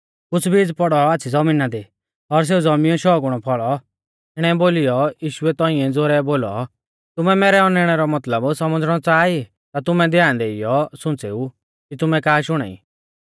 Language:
Mahasu Pahari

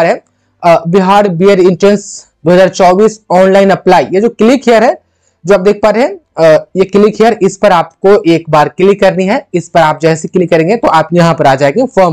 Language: Hindi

